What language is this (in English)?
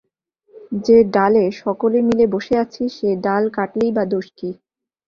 Bangla